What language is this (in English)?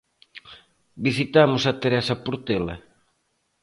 Galician